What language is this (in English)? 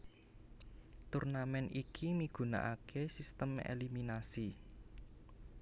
Javanese